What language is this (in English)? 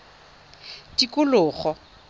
Tswana